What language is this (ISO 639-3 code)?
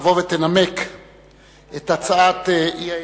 heb